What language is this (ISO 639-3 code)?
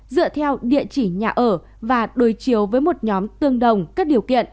vie